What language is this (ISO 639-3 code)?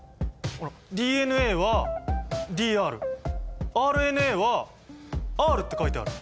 jpn